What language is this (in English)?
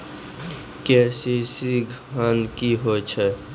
Maithili